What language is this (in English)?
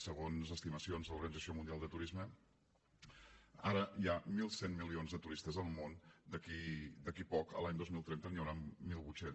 Catalan